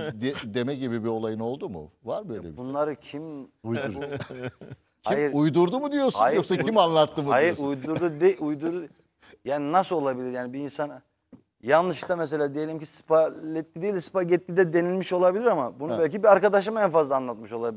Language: Turkish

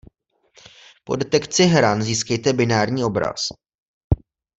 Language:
Czech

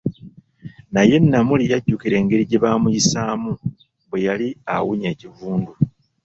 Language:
Ganda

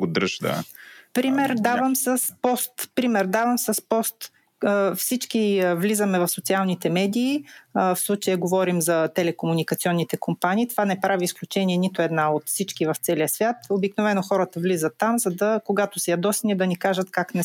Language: Bulgarian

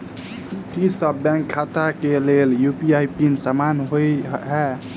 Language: Maithili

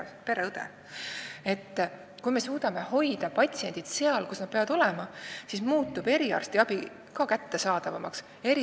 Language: Estonian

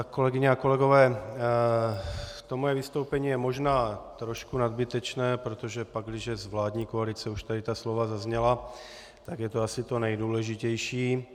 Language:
Czech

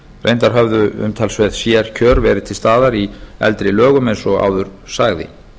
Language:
Icelandic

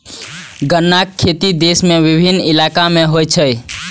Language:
Maithili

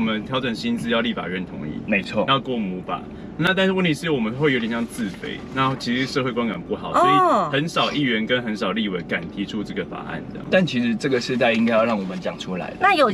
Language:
Chinese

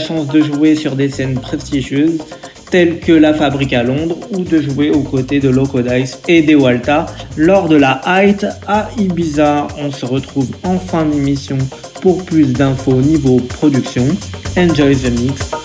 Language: French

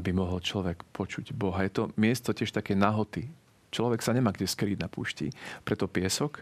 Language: Slovak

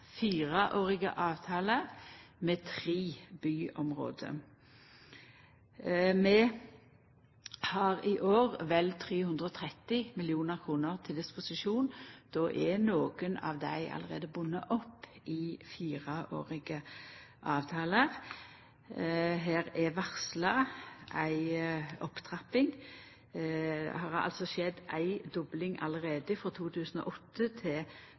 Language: Norwegian Nynorsk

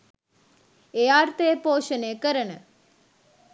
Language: Sinhala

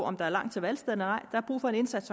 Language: Danish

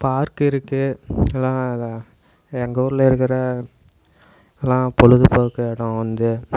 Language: Tamil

